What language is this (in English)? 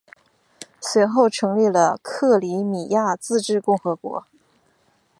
Chinese